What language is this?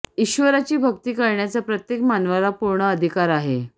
Marathi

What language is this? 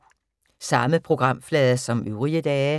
Danish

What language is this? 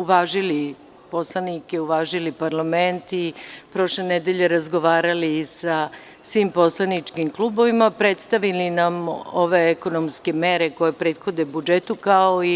Serbian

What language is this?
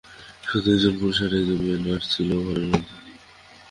Bangla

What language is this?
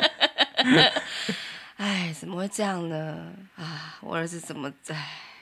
Chinese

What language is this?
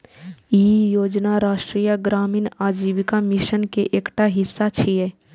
Maithili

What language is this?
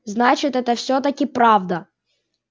Russian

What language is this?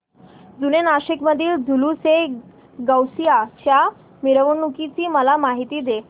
Marathi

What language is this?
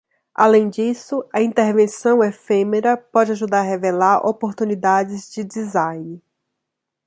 Portuguese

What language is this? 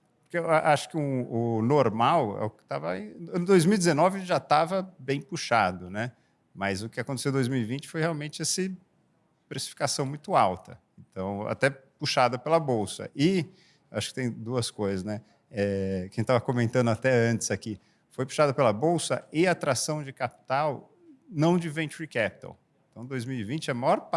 Portuguese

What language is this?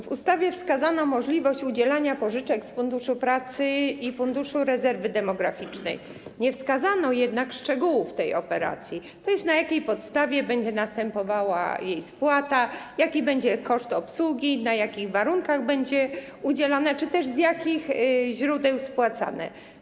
Polish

